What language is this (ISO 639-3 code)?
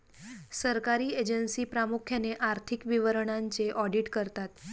mar